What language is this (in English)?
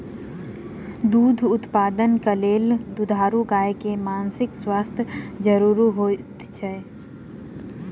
Maithili